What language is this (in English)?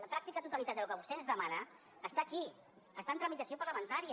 Catalan